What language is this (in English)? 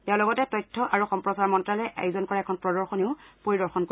Assamese